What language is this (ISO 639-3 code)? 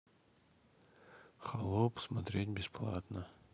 rus